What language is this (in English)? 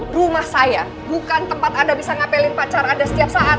Indonesian